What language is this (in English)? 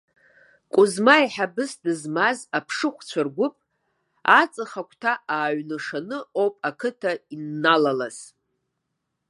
Abkhazian